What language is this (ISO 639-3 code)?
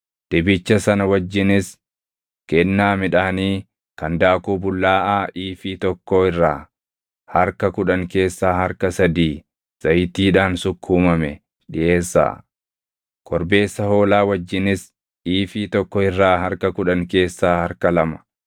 orm